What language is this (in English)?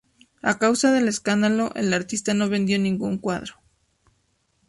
Spanish